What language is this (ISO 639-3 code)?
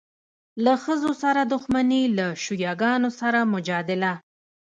pus